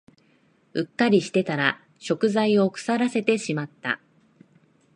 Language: Japanese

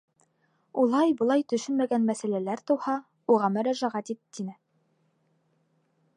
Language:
Bashkir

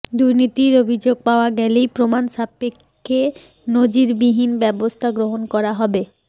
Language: Bangla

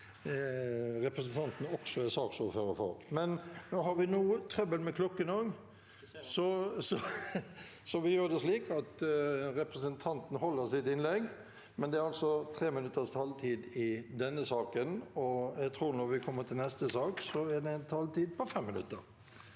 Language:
Norwegian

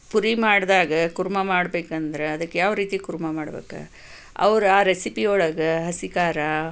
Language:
Kannada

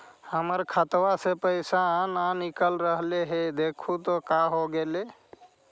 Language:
Magahi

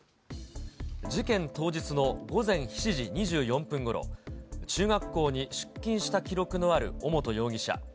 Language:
Japanese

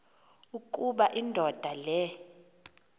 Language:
Xhosa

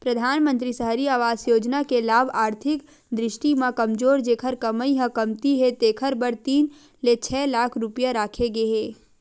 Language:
Chhattisgarhi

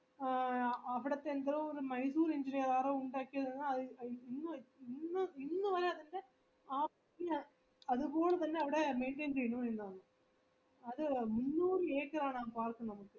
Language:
Malayalam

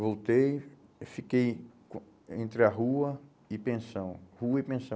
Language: Portuguese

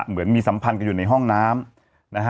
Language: Thai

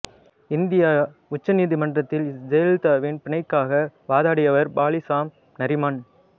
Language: Tamil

